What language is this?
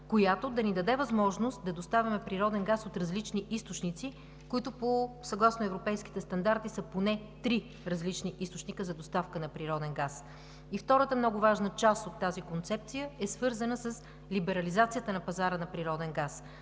Bulgarian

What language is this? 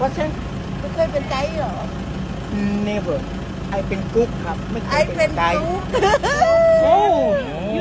Thai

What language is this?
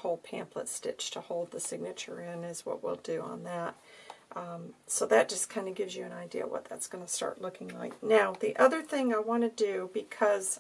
English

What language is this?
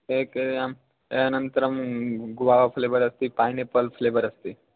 Sanskrit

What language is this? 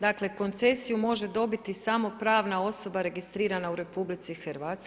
Croatian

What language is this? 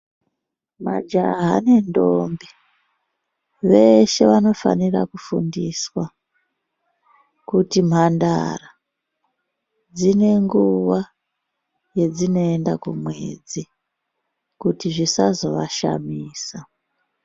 Ndau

